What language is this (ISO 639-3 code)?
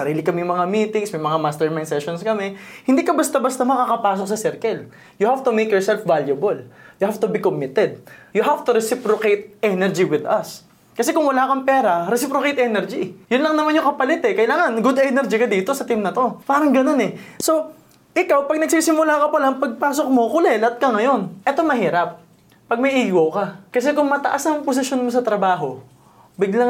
fil